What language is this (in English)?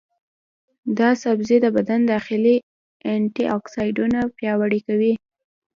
Pashto